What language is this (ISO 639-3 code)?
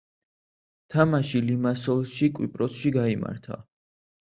kat